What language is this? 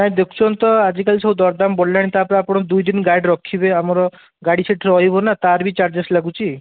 Odia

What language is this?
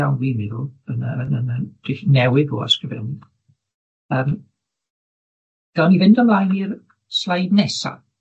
Welsh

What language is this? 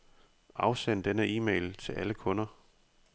Danish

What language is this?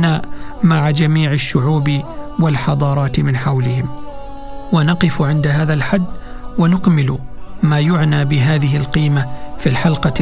Arabic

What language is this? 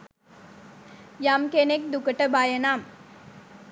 Sinhala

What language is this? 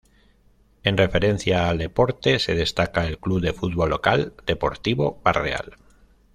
Spanish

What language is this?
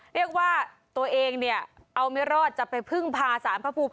Thai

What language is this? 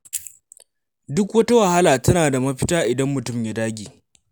Hausa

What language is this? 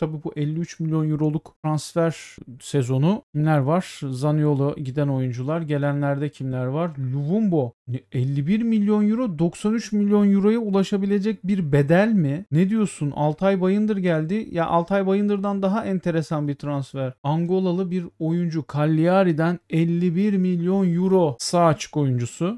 Turkish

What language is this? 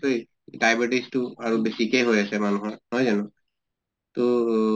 Assamese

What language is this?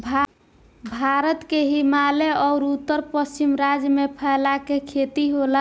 Bhojpuri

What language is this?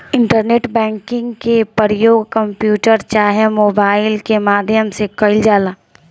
Bhojpuri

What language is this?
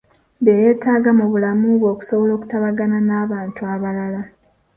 Ganda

